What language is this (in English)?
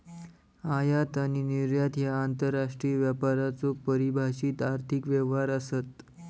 Marathi